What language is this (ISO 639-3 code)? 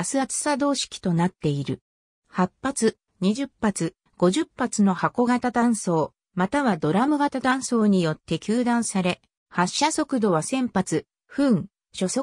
jpn